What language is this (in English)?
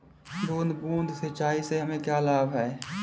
Hindi